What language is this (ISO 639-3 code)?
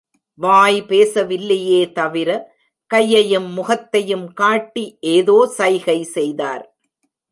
tam